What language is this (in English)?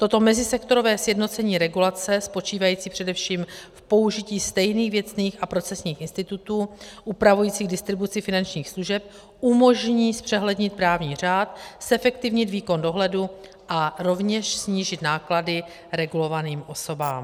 Czech